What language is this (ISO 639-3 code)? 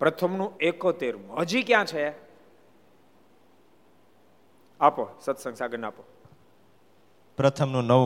guj